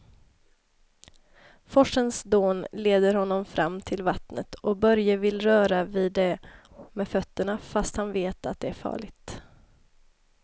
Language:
Swedish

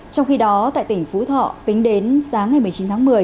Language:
Vietnamese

